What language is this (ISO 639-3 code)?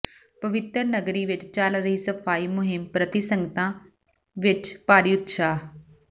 pan